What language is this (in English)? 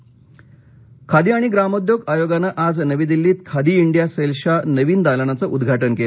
Marathi